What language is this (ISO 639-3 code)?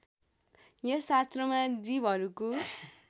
nep